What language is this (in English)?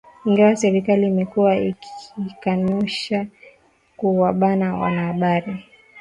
Swahili